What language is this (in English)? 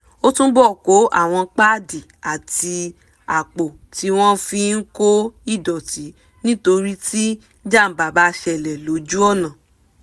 Yoruba